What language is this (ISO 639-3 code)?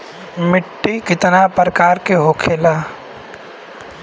bho